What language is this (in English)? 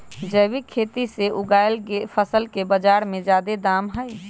Magahi